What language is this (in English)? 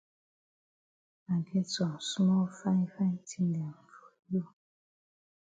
Cameroon Pidgin